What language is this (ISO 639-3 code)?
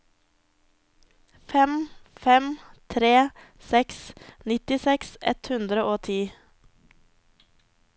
nor